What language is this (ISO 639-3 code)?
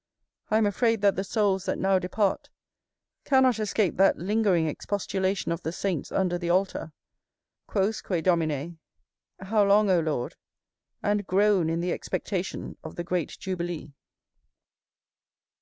eng